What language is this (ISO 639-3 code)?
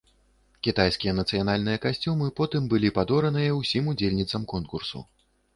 bel